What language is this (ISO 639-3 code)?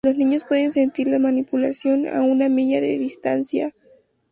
spa